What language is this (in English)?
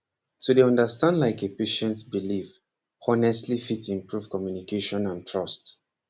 Nigerian Pidgin